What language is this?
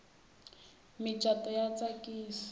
Tsonga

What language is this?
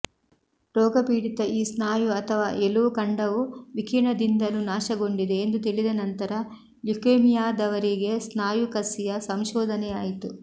Kannada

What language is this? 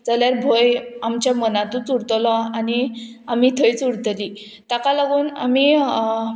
Konkani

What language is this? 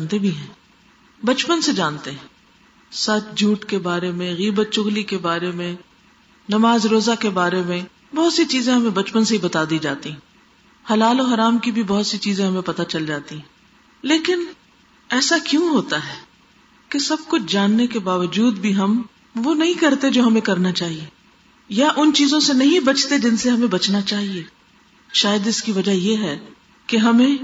Urdu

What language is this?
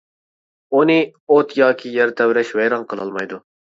Uyghur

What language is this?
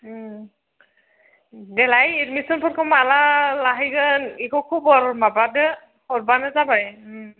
Bodo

